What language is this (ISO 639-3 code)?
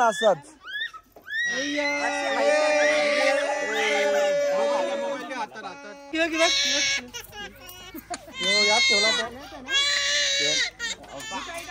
mar